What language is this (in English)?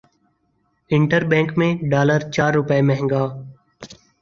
Urdu